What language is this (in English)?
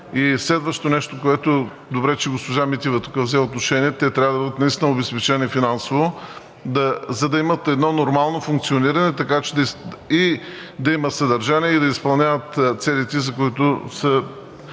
Bulgarian